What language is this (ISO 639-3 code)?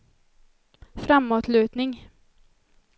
swe